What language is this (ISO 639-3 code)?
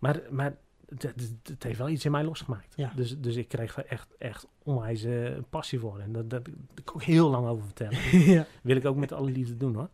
nld